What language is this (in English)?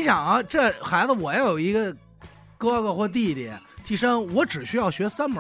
Chinese